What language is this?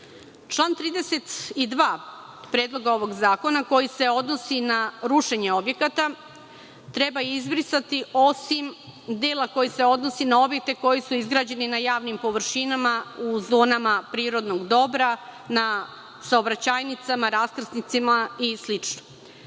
Serbian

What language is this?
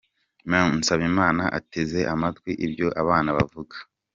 Kinyarwanda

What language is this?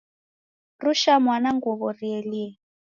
Taita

